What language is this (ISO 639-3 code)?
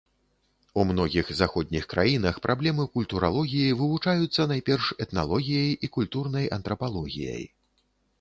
bel